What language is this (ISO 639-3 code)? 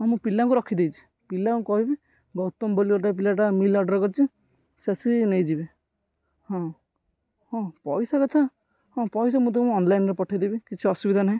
ori